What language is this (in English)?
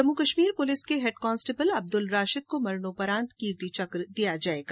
Hindi